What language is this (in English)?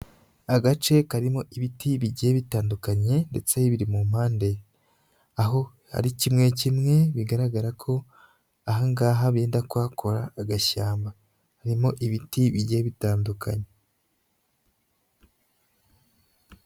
Kinyarwanda